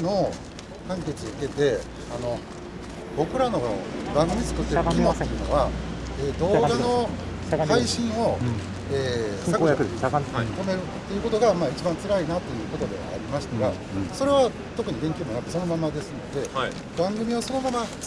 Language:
Japanese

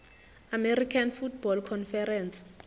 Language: Zulu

